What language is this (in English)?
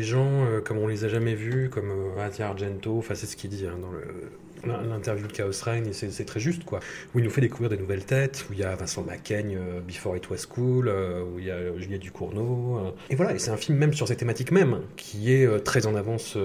French